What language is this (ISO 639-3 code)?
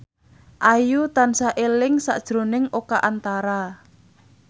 jav